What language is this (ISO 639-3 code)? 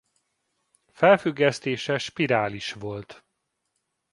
hun